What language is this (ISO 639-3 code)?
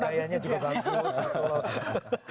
ind